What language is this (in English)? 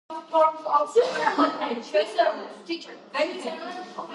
Georgian